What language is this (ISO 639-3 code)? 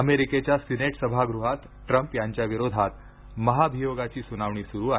mar